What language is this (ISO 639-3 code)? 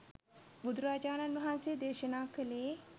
sin